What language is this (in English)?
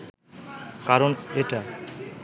Bangla